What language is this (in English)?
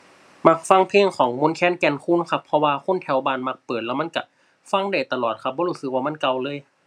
Thai